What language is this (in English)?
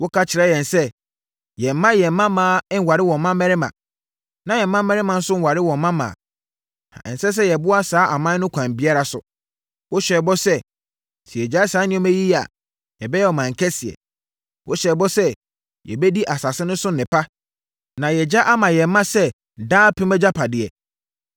Akan